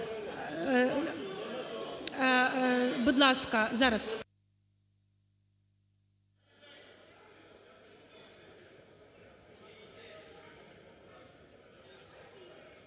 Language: Ukrainian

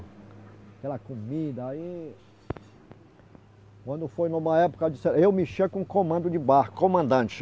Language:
Portuguese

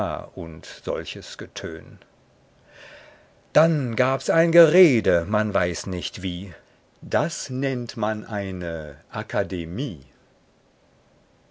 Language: German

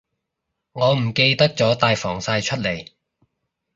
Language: Cantonese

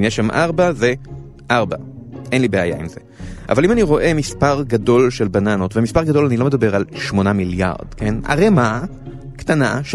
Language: Hebrew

